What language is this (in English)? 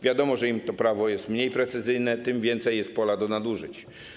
Polish